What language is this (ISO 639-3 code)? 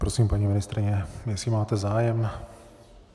ces